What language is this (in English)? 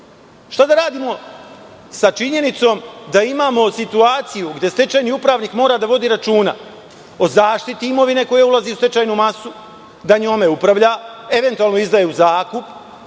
Serbian